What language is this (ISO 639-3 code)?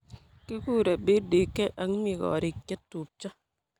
kln